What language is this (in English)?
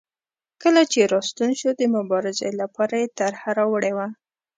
Pashto